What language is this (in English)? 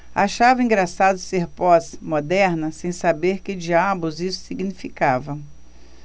Portuguese